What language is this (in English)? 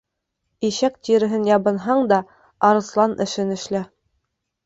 Bashkir